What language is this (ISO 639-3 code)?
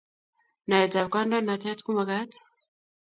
kln